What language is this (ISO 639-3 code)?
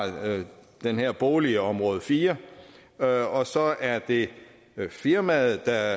dan